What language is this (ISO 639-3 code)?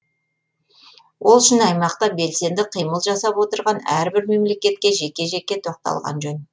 kaz